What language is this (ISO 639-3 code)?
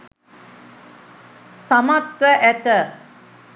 sin